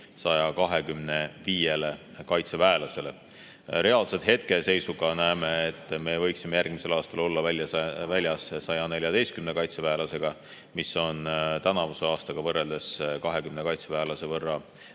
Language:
Estonian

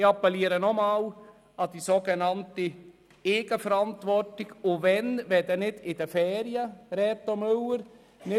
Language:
Swiss German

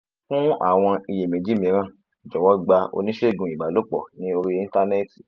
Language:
Yoruba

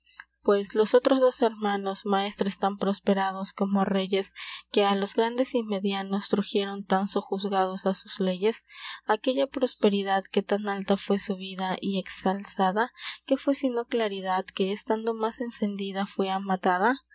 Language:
Spanish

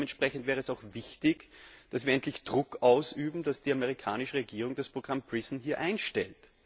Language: German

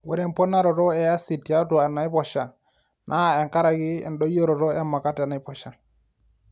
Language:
Masai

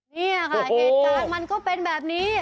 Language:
Thai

